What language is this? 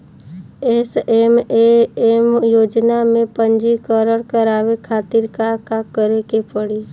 Bhojpuri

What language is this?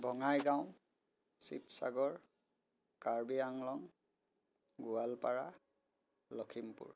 Assamese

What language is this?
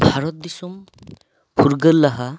Santali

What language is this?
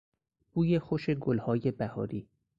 Persian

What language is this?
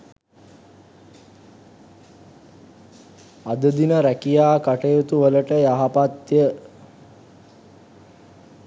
Sinhala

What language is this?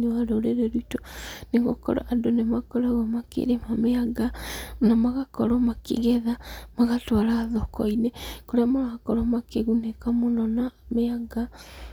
Kikuyu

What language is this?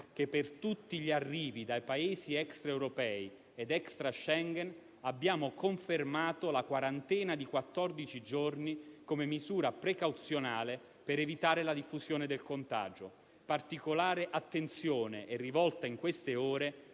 Italian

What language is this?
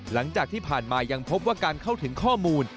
Thai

